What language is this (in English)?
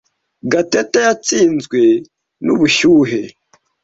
Kinyarwanda